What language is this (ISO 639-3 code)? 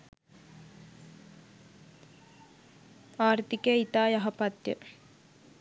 sin